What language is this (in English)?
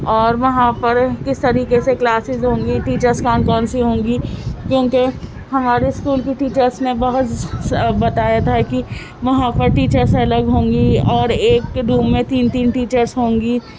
Urdu